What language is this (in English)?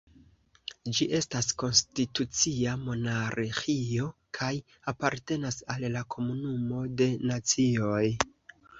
Esperanto